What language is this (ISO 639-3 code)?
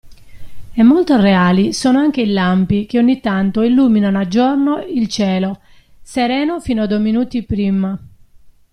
ita